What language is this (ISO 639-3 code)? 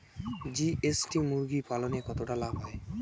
ben